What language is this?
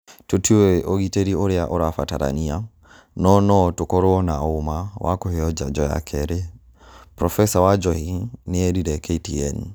Kikuyu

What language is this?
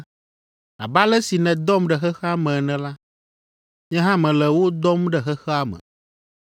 Ewe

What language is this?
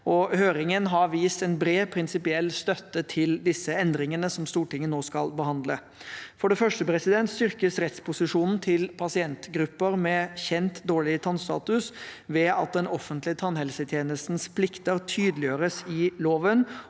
Norwegian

